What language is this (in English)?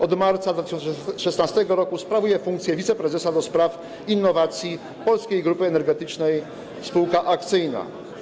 Polish